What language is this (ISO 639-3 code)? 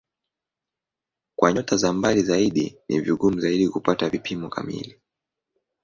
swa